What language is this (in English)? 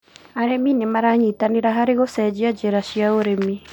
Kikuyu